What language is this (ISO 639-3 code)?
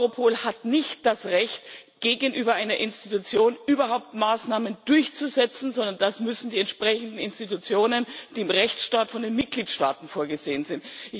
deu